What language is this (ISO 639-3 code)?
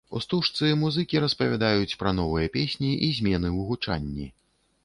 bel